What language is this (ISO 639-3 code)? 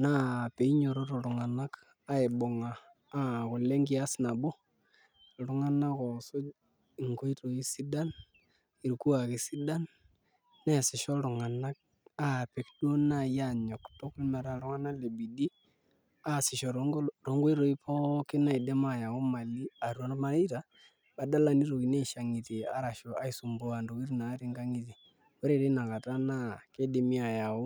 mas